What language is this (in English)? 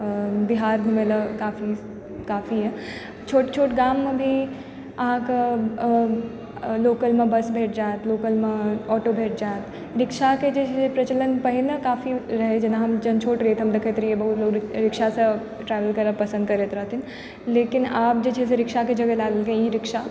Maithili